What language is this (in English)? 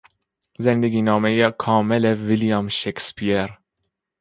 Persian